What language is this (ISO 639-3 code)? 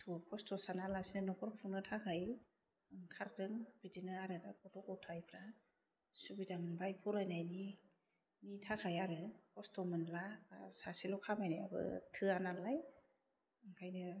brx